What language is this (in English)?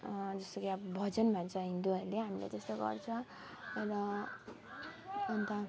Nepali